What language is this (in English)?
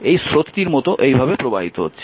Bangla